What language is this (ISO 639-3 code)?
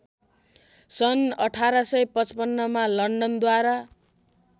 nep